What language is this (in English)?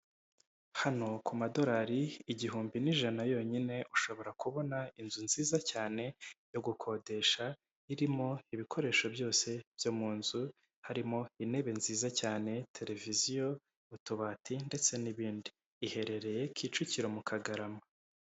Kinyarwanda